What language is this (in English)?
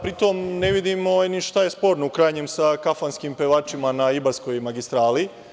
Serbian